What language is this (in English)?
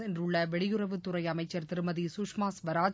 Tamil